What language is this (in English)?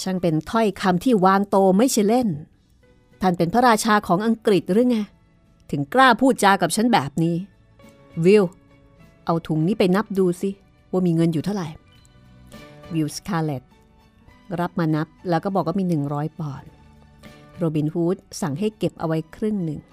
Thai